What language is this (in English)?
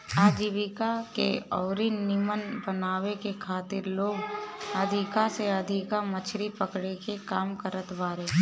Bhojpuri